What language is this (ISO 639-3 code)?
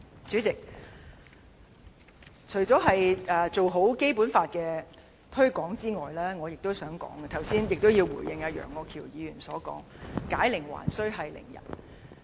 yue